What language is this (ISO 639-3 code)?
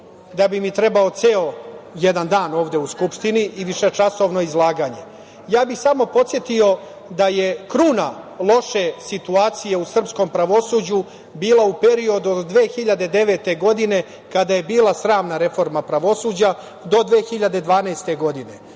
srp